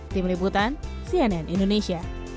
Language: Indonesian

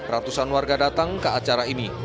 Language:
Indonesian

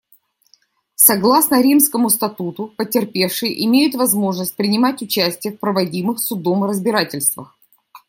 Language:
Russian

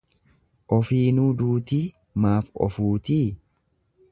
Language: Oromo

